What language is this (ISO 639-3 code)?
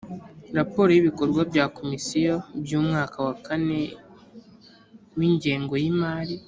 kin